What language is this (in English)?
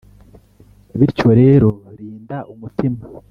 Kinyarwanda